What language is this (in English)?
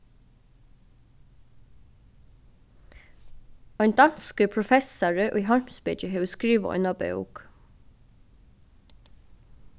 Faroese